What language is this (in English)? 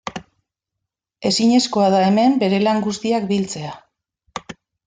Basque